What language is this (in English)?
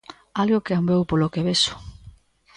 Galician